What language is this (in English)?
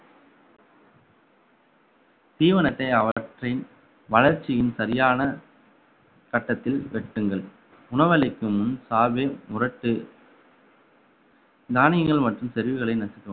Tamil